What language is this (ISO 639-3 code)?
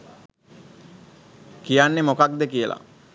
sin